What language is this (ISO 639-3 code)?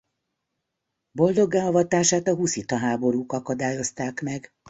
hun